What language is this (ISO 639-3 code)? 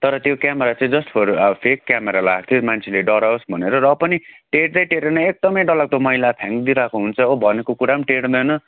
nep